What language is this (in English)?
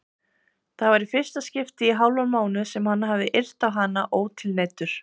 Icelandic